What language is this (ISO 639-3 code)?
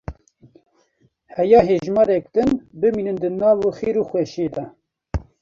kur